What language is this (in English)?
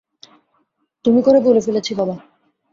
Bangla